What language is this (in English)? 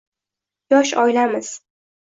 Uzbek